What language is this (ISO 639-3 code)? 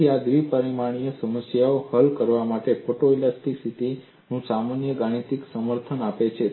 guj